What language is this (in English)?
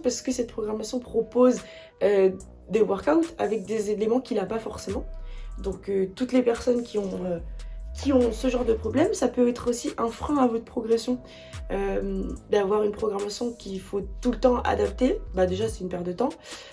French